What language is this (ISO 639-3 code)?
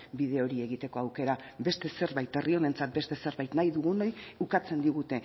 eus